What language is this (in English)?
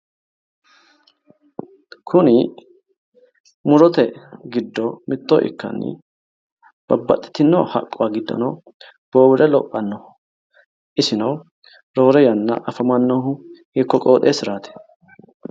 Sidamo